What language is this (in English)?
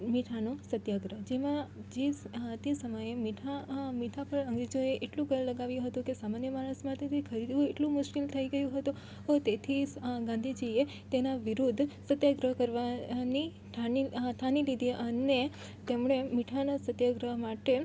Gujarati